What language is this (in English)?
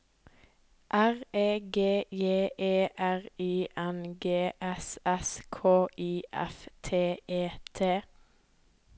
Norwegian